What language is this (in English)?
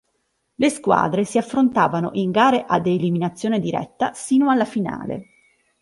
Italian